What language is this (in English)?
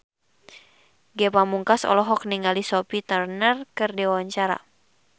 Sundanese